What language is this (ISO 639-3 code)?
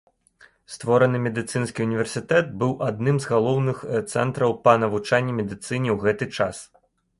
bel